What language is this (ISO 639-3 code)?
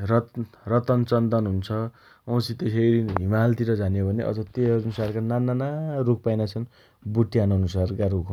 dty